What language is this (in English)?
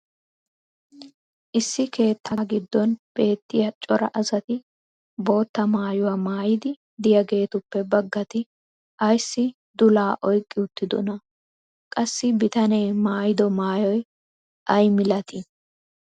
Wolaytta